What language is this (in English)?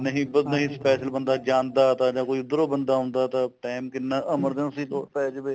Punjabi